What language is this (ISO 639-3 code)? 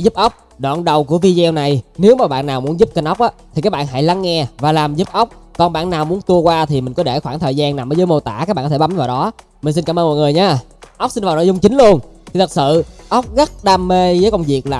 vie